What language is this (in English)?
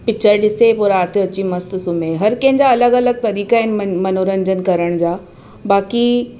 Sindhi